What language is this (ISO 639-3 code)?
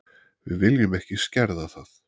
isl